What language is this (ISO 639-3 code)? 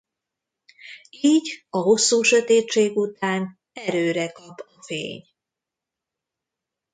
hun